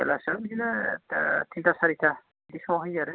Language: Bodo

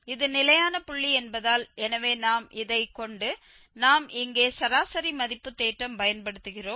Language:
Tamil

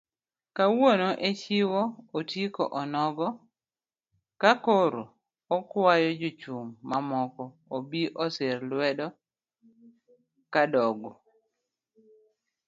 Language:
Luo (Kenya and Tanzania)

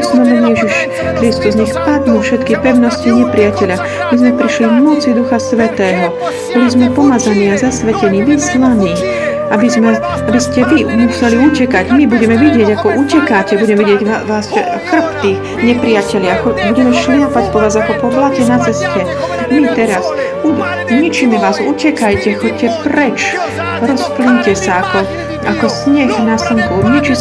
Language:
Slovak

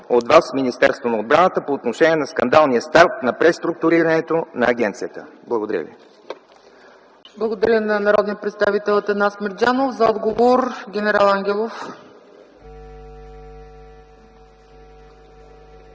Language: Bulgarian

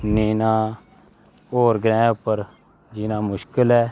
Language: Dogri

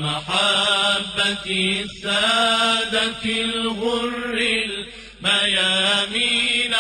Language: Arabic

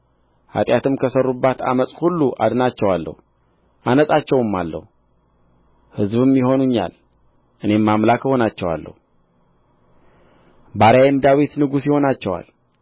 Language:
Amharic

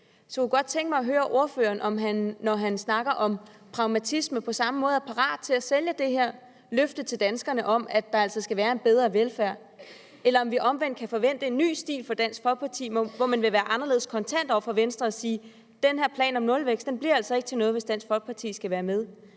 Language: Danish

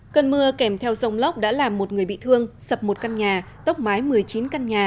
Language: Vietnamese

